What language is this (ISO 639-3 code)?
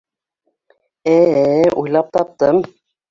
bak